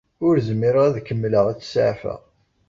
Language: Kabyle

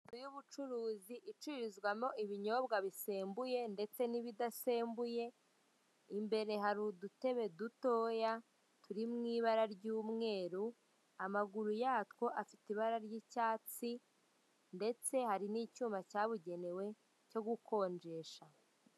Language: Kinyarwanda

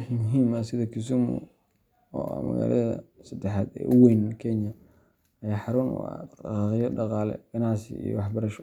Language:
Somali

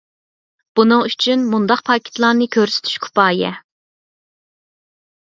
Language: Uyghur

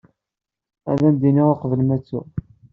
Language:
Kabyle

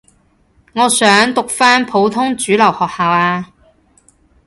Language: Cantonese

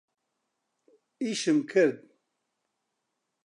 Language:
Central Kurdish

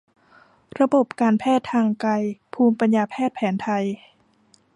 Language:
Thai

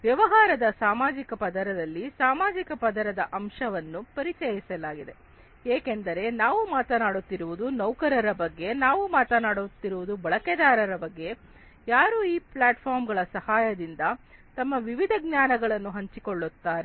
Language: Kannada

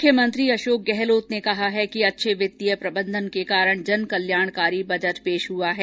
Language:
Hindi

